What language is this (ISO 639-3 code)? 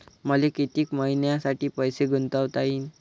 mar